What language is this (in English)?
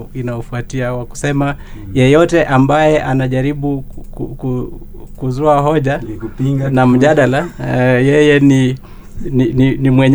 Swahili